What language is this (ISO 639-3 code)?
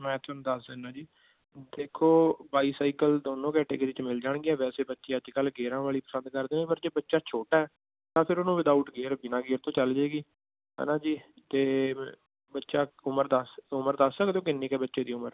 pan